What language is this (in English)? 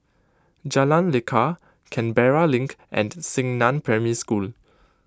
English